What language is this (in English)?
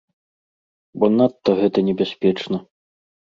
Belarusian